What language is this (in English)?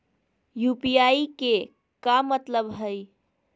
Magahi